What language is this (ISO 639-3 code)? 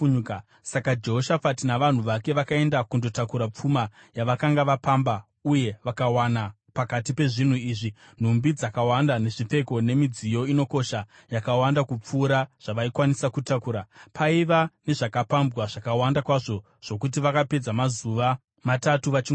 sna